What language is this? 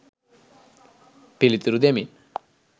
Sinhala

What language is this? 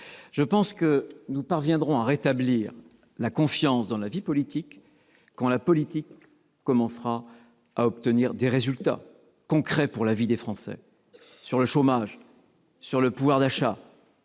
French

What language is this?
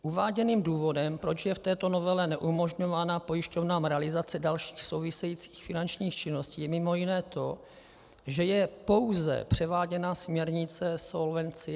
Czech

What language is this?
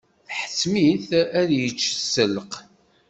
Kabyle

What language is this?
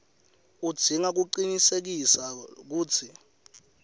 Swati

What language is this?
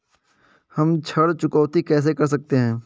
Hindi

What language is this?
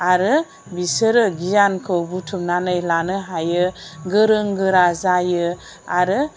Bodo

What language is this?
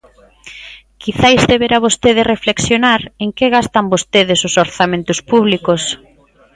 Galician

